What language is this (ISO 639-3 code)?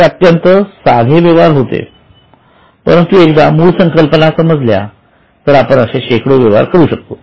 mar